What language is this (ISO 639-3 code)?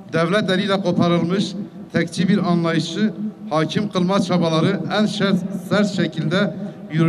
tur